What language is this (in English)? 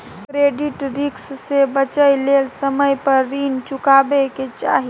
Maithili